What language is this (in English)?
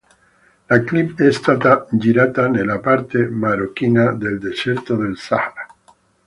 Italian